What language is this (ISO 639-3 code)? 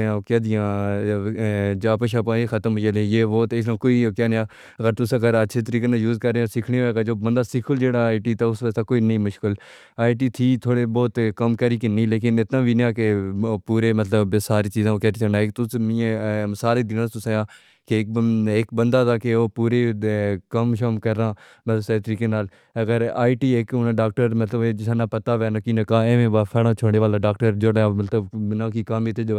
phr